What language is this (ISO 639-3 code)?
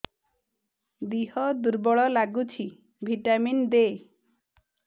ori